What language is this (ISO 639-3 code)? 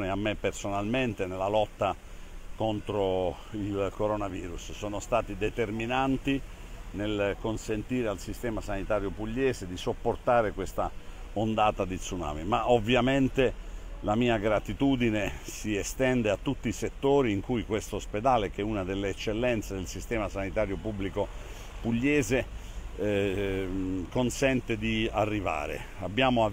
ita